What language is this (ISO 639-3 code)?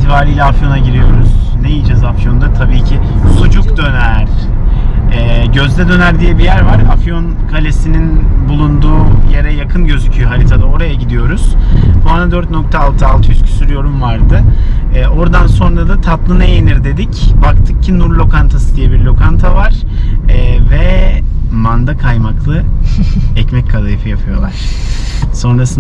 tur